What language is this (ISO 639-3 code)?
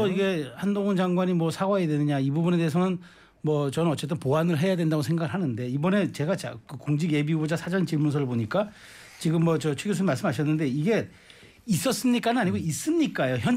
kor